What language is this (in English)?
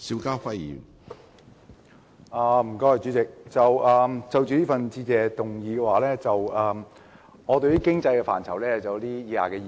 Cantonese